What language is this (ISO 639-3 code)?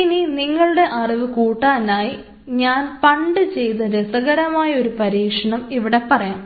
mal